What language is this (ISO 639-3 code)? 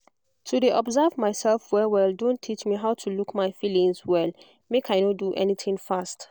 pcm